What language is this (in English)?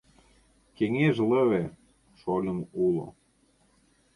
Mari